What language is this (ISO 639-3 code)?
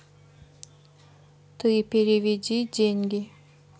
rus